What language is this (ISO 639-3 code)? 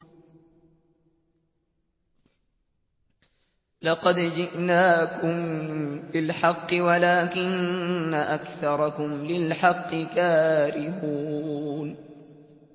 ara